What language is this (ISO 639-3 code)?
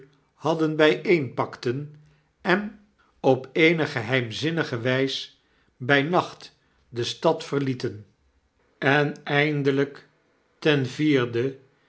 nld